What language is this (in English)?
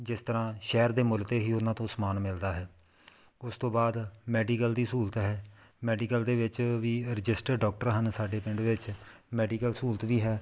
Punjabi